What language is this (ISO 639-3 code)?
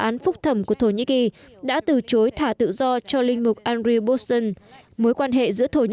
vie